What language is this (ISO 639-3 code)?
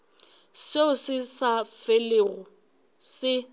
nso